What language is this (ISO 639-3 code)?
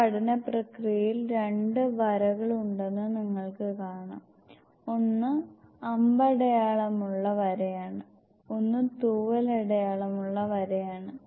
mal